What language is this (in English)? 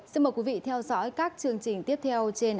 Vietnamese